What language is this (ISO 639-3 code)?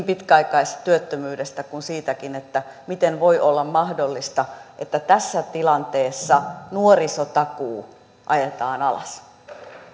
fin